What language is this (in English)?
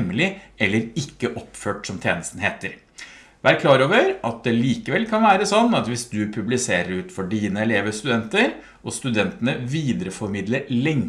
Norwegian